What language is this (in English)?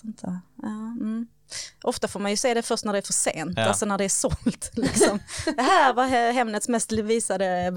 Swedish